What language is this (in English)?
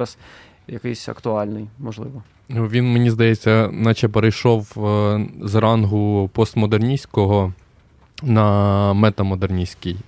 Ukrainian